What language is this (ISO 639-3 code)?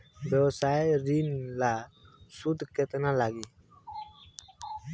bho